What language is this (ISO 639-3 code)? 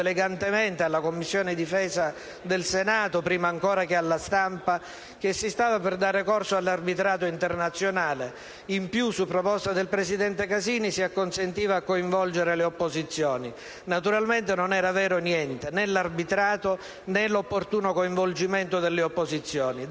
ita